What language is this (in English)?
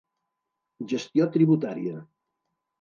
Catalan